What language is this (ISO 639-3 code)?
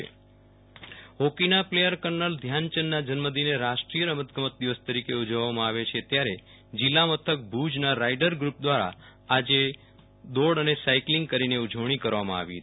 guj